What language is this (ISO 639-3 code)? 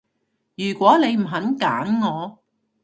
yue